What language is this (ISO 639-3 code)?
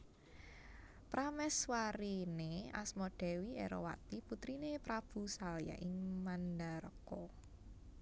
jav